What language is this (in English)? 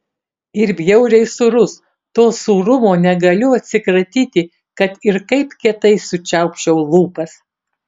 Lithuanian